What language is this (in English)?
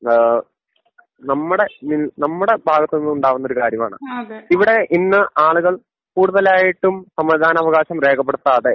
Malayalam